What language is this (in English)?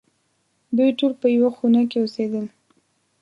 Pashto